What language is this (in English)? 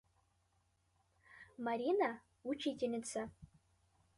Mari